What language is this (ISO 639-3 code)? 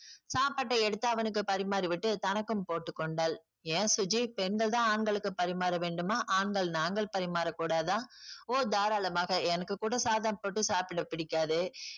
tam